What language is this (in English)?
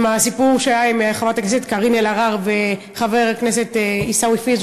Hebrew